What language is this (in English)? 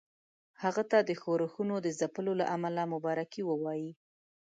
Pashto